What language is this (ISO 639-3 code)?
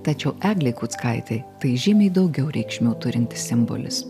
lit